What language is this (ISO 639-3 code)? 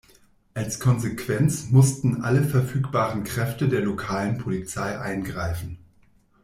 deu